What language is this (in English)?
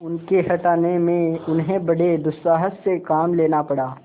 Hindi